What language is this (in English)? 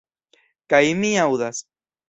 Esperanto